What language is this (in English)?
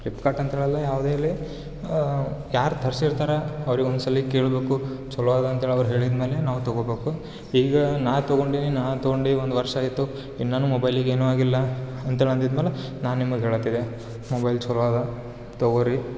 Kannada